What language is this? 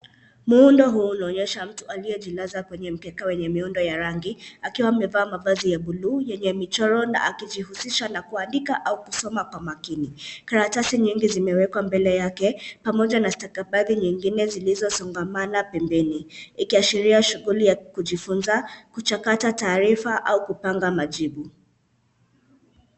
Swahili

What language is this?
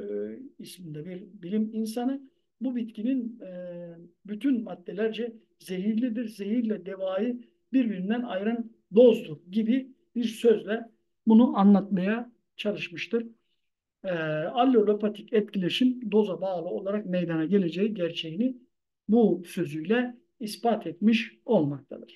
Turkish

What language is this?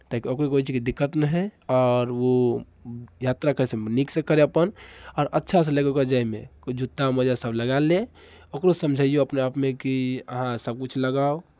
Maithili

